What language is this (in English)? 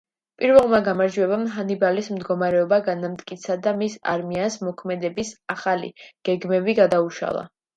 Georgian